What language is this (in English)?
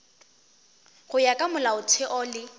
Northern Sotho